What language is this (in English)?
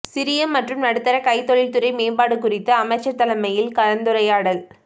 Tamil